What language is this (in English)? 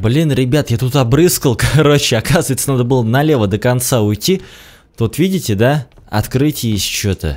Russian